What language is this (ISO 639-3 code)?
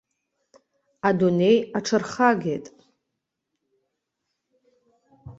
abk